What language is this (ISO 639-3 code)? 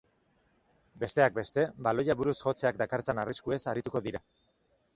eus